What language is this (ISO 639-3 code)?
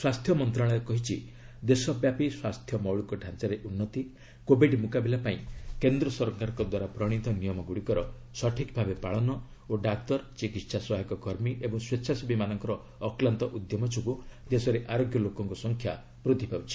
ori